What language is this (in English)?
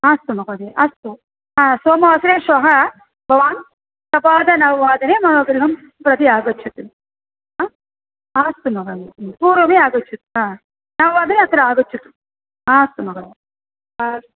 Sanskrit